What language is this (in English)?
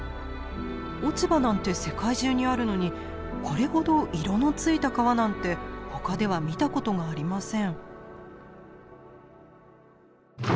Japanese